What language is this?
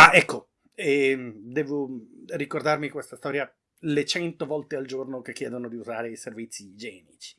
Italian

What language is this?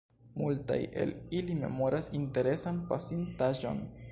Esperanto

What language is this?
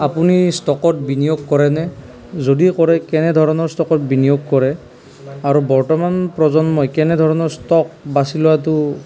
Assamese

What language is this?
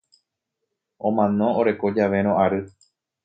Guarani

